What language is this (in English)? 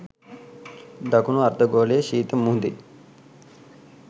Sinhala